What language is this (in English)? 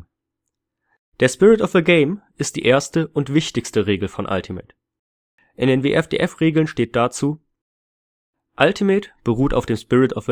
German